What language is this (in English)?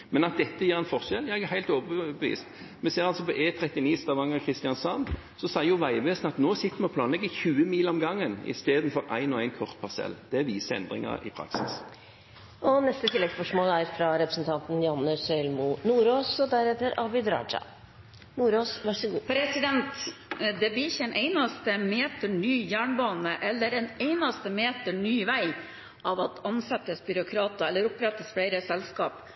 Norwegian